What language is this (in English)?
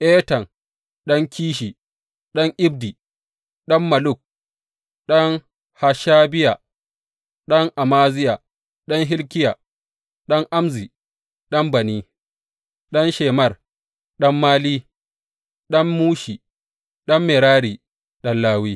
Hausa